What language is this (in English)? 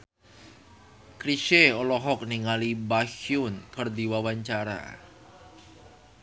Sundanese